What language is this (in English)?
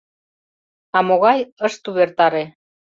Mari